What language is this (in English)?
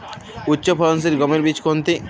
Bangla